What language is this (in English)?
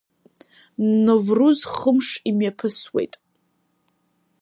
Abkhazian